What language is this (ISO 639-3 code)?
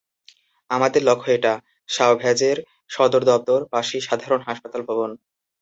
ben